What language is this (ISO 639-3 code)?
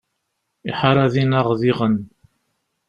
kab